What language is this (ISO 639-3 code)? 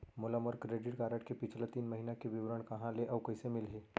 hne